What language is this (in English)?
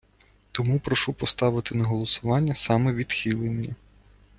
Ukrainian